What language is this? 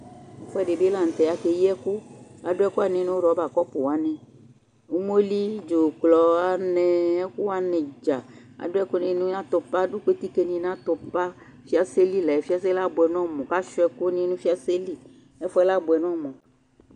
Ikposo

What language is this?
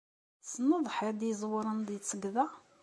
Kabyle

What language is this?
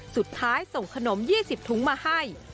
Thai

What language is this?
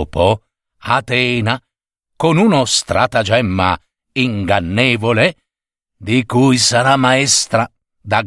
Italian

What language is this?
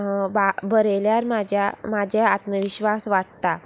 Konkani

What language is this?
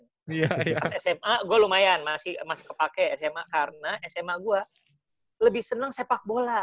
Indonesian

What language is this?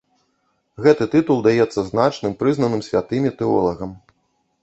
Belarusian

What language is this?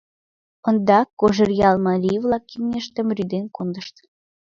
Mari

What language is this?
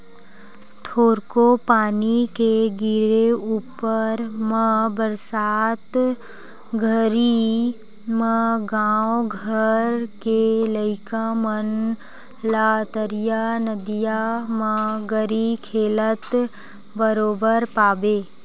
Chhattisgarhi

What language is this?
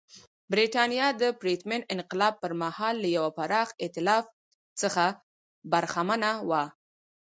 Pashto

